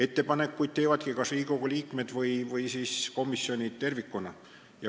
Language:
Estonian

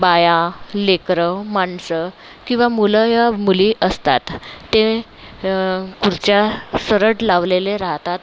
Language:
Marathi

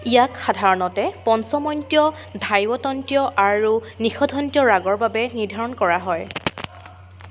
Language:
Assamese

